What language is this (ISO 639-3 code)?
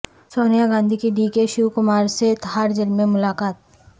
urd